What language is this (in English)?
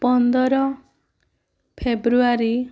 Odia